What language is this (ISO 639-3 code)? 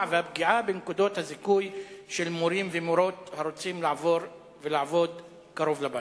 heb